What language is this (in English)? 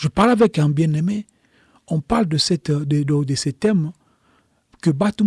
French